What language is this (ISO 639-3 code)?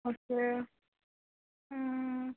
kok